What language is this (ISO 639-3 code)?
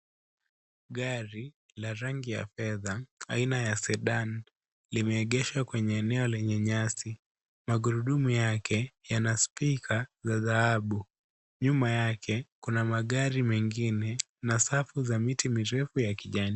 swa